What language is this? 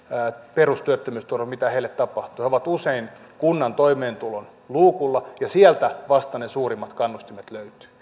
Finnish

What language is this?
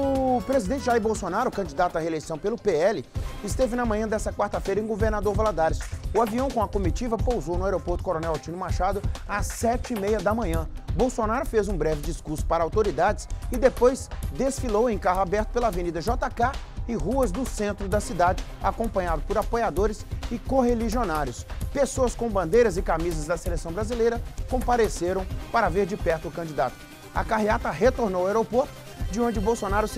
Portuguese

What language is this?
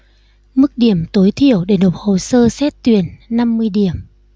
Vietnamese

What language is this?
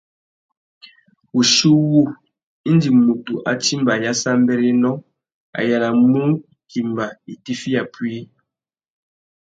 Tuki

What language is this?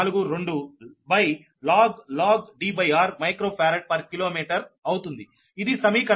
Telugu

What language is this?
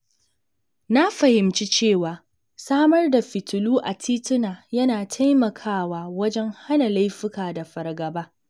Hausa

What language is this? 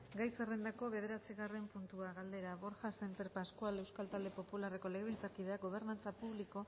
Basque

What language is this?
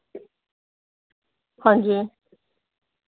Dogri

